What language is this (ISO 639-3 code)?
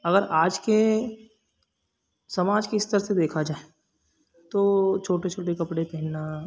hin